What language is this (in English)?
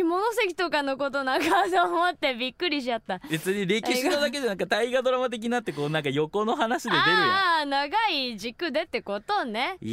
Japanese